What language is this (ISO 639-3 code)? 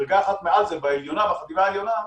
heb